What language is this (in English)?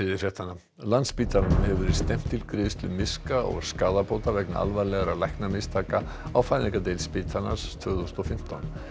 Icelandic